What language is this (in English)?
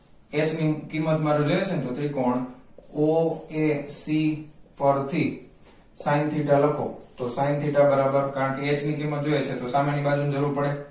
Gujarati